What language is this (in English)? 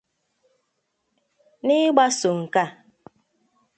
Igbo